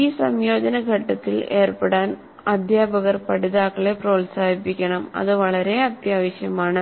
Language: Malayalam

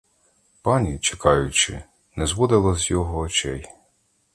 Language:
Ukrainian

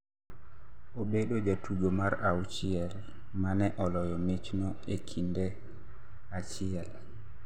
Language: Luo (Kenya and Tanzania)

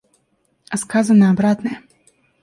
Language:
Russian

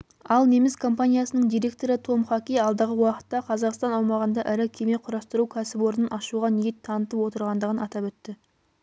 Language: Kazakh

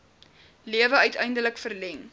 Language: Afrikaans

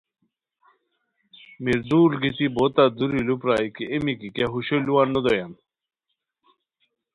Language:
Khowar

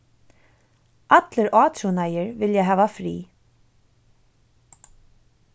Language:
Faroese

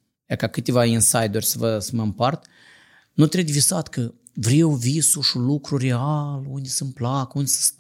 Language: Romanian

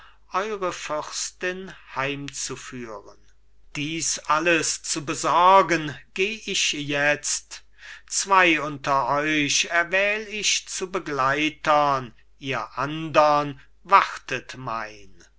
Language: German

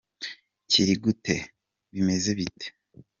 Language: Kinyarwanda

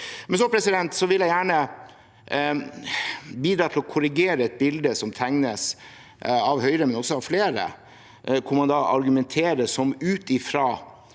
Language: Norwegian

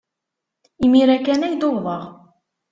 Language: Kabyle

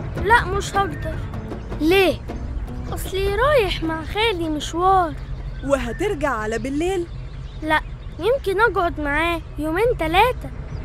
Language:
Arabic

